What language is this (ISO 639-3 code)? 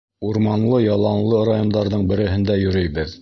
bak